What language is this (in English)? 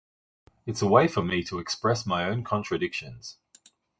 English